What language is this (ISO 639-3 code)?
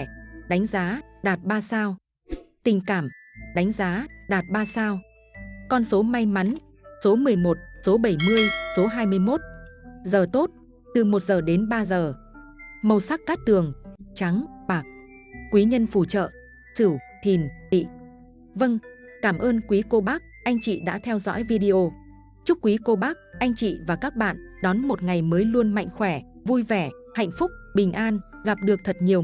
vie